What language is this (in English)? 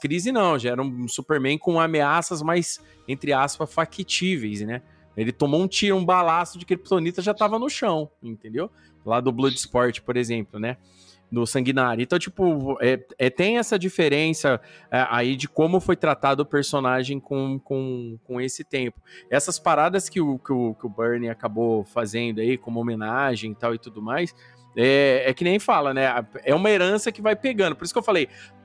Portuguese